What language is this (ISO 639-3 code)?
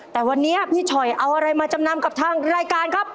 tha